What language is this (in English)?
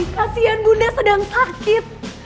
Indonesian